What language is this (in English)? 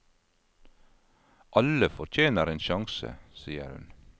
Norwegian